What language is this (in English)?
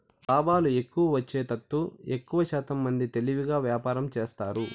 Telugu